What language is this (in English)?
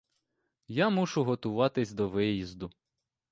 Ukrainian